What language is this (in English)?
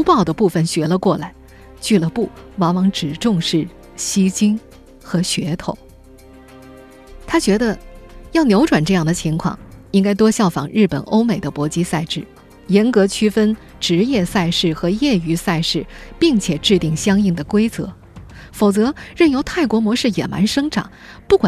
Chinese